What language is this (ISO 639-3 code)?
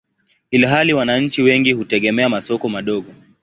swa